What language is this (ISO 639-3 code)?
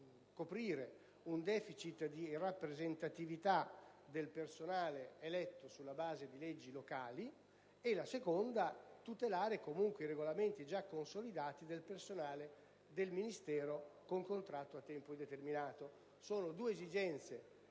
ita